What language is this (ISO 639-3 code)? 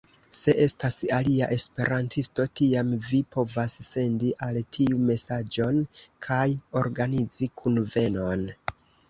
epo